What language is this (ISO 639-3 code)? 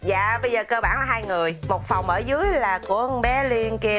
vie